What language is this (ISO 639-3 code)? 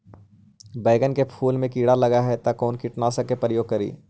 mag